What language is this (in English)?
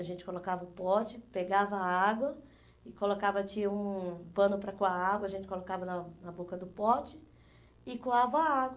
Portuguese